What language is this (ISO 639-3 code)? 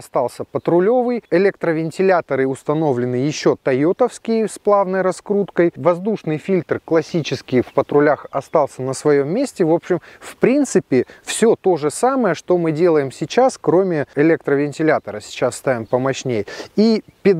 rus